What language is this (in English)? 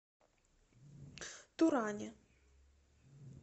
Russian